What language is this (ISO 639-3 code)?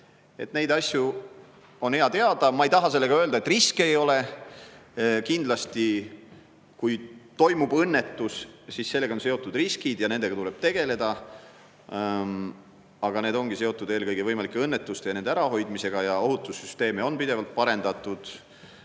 est